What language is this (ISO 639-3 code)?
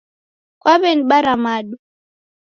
dav